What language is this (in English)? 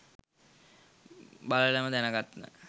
Sinhala